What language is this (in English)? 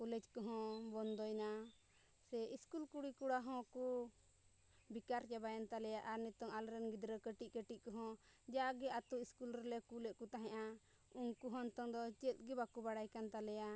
Santali